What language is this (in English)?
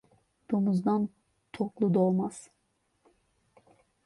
Turkish